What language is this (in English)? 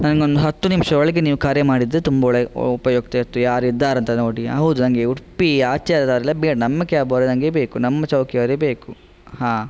Kannada